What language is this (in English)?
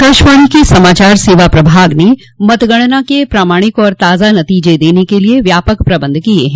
Hindi